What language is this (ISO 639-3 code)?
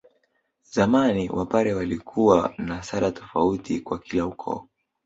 swa